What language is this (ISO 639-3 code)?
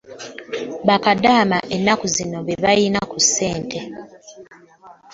lug